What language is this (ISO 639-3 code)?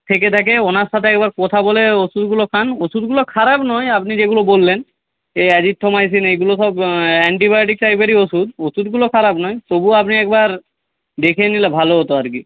ben